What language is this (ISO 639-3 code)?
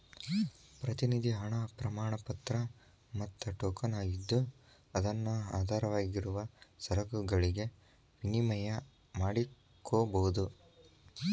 kan